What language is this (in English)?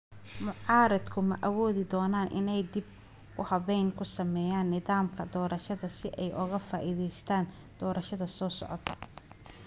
Somali